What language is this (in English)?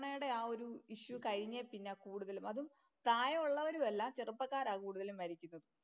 Malayalam